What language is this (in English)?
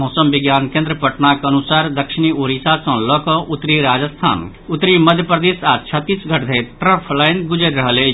Maithili